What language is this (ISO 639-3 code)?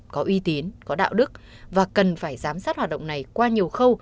vie